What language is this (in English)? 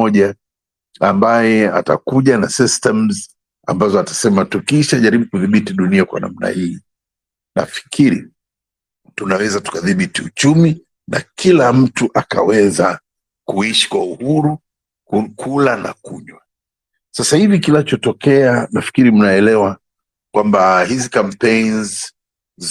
Swahili